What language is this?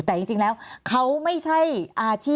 Thai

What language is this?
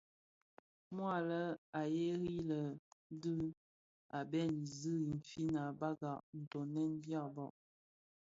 Bafia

